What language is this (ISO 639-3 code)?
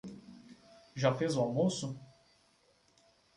por